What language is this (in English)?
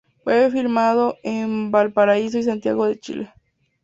Spanish